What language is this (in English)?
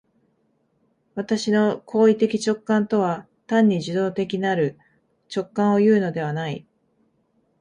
Japanese